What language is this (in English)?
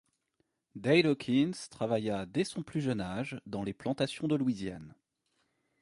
French